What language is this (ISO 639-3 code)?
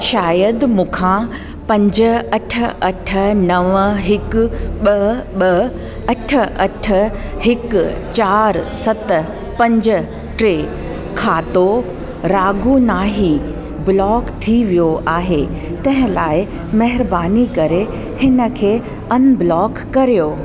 snd